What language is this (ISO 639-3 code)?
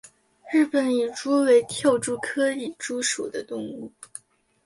zho